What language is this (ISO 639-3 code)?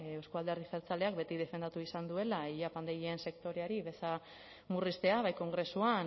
eus